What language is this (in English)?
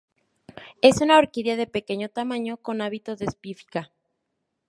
Spanish